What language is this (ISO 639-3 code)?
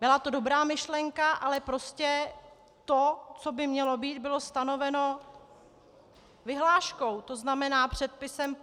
ces